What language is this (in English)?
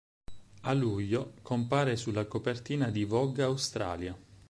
Italian